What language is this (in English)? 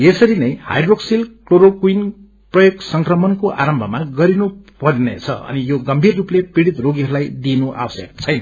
Nepali